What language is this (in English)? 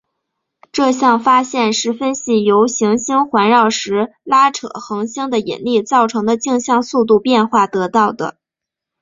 Chinese